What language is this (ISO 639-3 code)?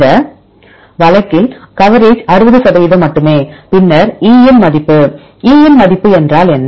tam